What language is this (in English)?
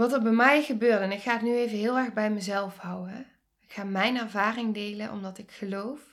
Dutch